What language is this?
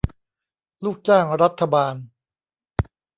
Thai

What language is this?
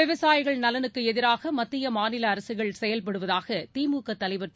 Tamil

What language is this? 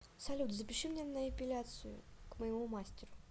Russian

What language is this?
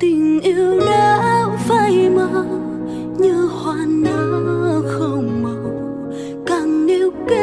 Vietnamese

